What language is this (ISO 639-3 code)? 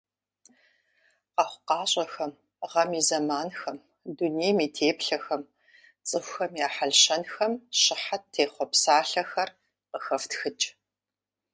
kbd